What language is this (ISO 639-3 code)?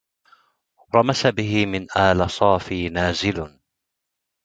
ara